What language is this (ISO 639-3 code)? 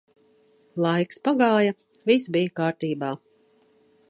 lav